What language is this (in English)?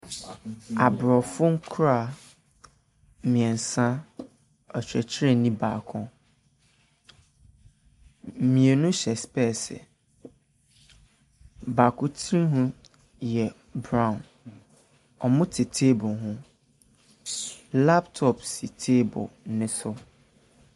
Akan